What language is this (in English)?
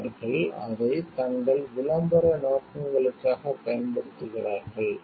Tamil